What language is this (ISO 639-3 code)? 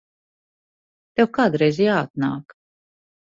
lav